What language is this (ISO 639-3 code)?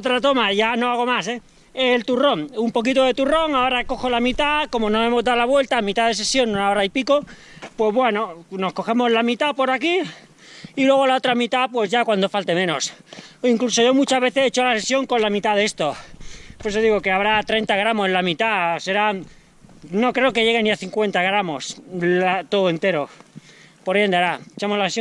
spa